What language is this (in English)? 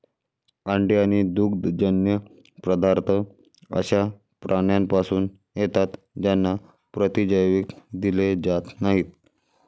Marathi